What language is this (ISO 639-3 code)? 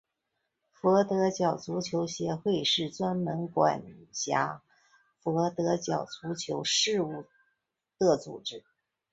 zho